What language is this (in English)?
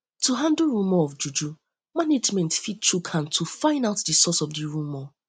Nigerian Pidgin